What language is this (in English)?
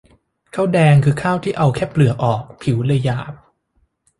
Thai